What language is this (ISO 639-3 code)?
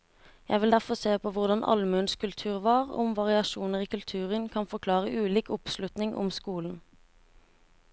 nor